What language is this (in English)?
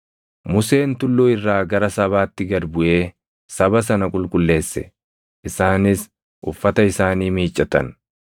Oromo